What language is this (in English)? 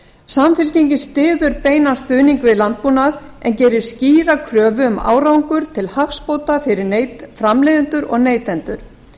Icelandic